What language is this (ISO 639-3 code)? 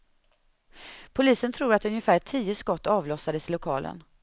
swe